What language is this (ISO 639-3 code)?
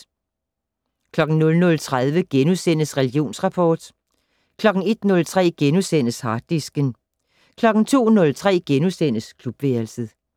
dan